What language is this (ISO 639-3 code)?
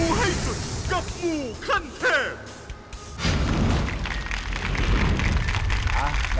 tha